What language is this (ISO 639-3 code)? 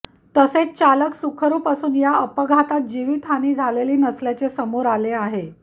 mar